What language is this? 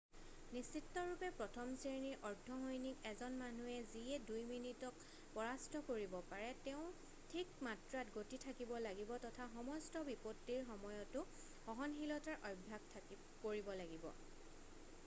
Assamese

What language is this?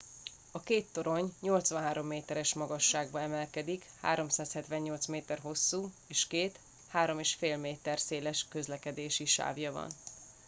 Hungarian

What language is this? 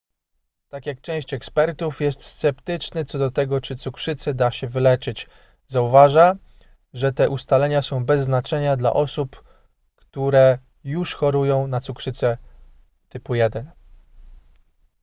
Polish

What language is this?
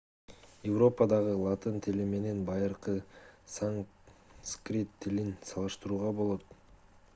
Kyrgyz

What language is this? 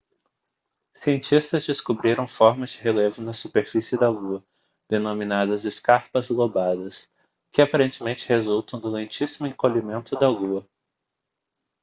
Portuguese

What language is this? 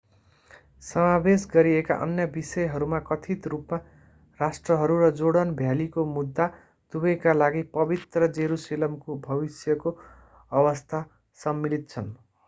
Nepali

